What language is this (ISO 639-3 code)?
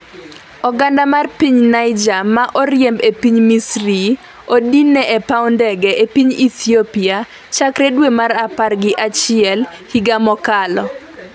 luo